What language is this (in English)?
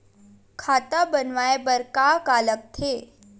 Chhattisgarhi